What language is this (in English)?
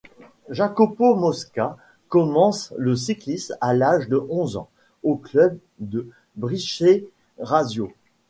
French